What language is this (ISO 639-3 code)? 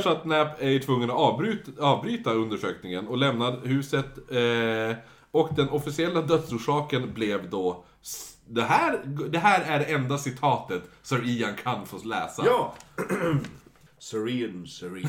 swe